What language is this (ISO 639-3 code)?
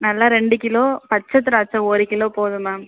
tam